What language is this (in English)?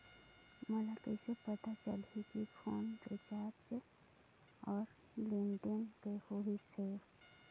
Chhattisgarhi